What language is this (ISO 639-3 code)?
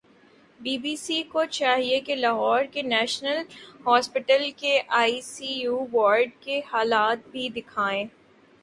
urd